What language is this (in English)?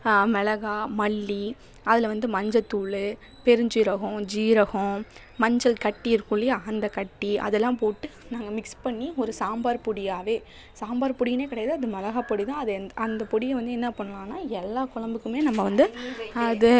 Tamil